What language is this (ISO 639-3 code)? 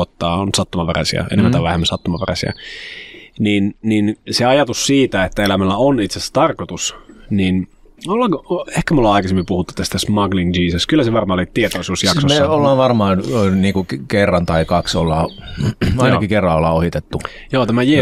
fin